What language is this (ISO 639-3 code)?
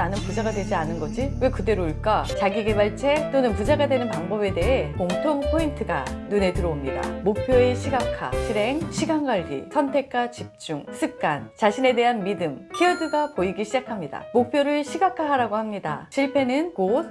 kor